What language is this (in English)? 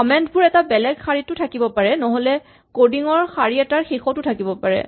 Assamese